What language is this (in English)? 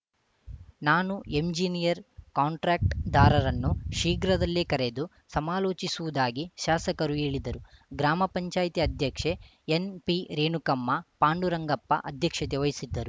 Kannada